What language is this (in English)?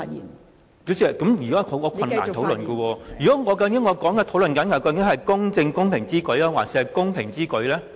Cantonese